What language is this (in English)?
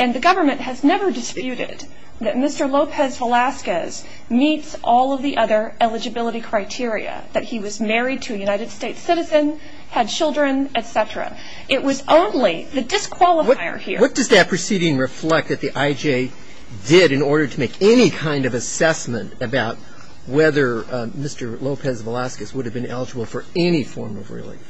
English